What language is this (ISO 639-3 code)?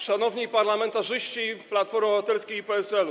pol